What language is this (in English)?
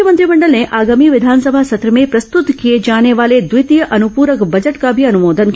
Hindi